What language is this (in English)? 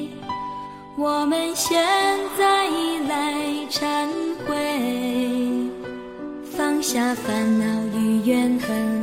Chinese